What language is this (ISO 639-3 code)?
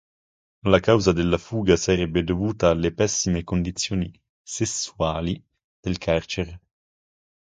ita